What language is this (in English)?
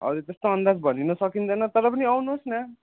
Nepali